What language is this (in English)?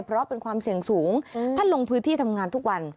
Thai